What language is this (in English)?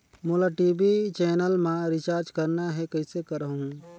Chhattisgarhi